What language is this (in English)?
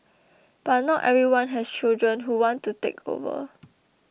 English